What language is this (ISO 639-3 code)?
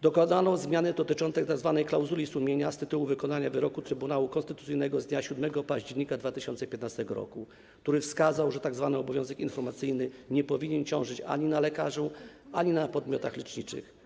pol